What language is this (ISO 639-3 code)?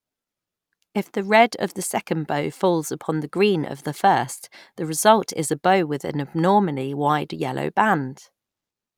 eng